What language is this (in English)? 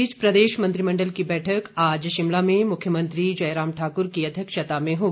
Hindi